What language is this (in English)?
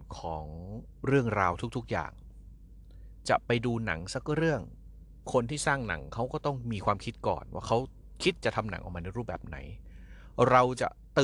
Thai